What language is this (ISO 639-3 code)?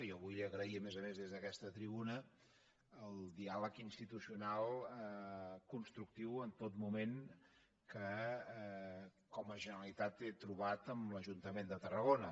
cat